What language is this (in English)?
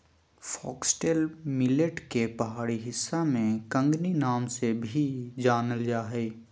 Magahi